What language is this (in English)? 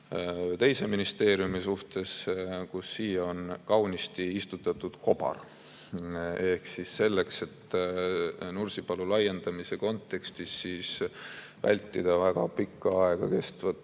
Estonian